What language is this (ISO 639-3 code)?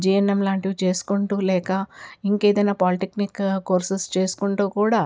tel